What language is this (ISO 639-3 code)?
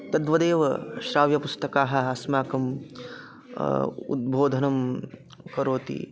san